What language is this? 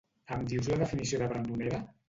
Catalan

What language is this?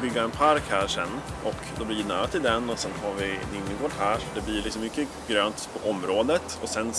Swedish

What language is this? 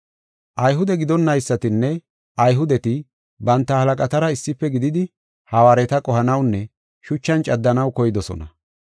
Gofa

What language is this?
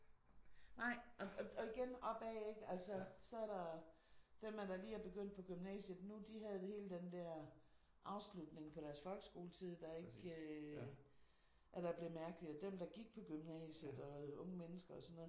Danish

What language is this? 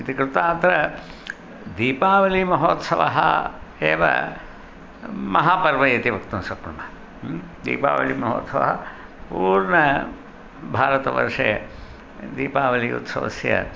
Sanskrit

